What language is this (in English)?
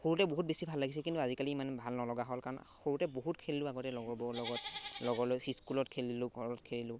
Assamese